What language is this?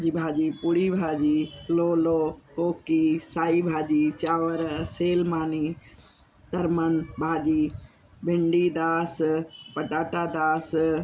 Sindhi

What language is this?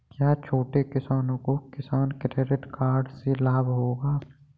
Hindi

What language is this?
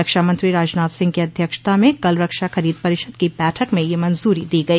Hindi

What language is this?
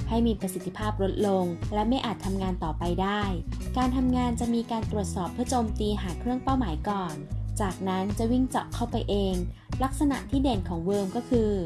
Thai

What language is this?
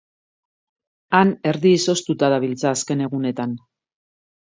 Basque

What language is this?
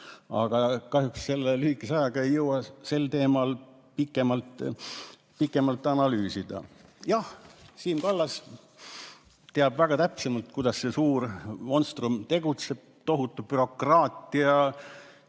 Estonian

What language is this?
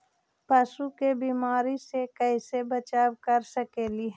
Magahi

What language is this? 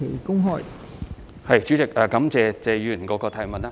Cantonese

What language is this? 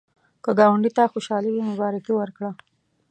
Pashto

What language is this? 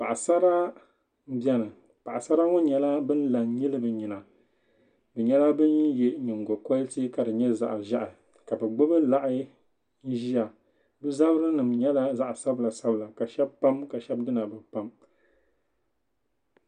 Dagbani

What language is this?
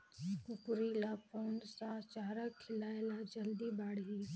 Chhattisgarhi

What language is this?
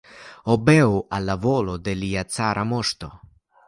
Esperanto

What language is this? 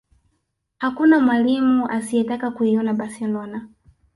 Swahili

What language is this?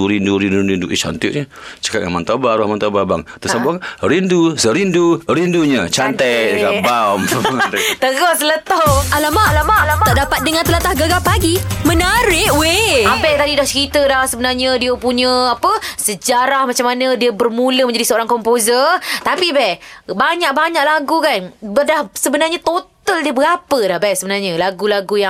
Malay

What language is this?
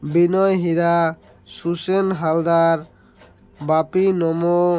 Odia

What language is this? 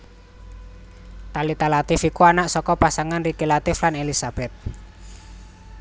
Javanese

